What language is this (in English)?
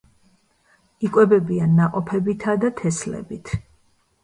Georgian